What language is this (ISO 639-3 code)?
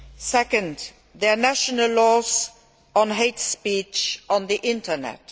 eng